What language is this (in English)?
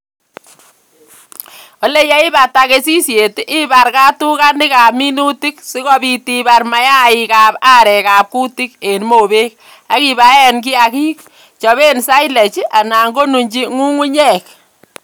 Kalenjin